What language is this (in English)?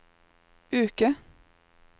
Norwegian